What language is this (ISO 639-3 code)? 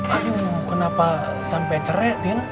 ind